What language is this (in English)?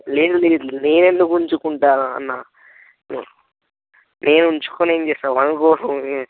Telugu